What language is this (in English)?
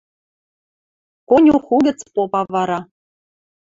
Western Mari